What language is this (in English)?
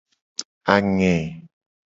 Gen